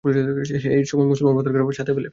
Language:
Bangla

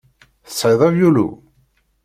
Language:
Kabyle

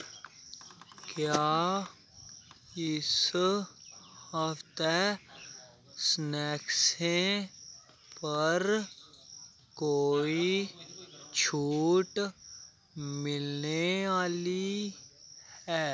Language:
Dogri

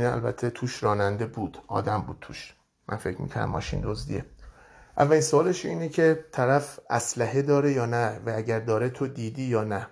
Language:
Persian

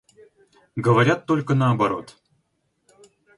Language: Russian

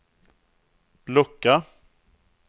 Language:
Swedish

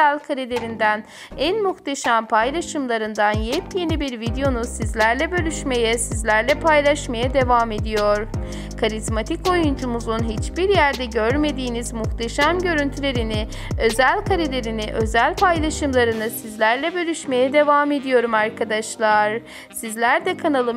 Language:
Turkish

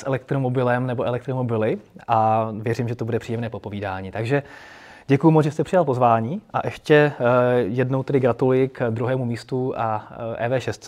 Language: Czech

